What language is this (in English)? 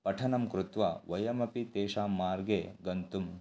Sanskrit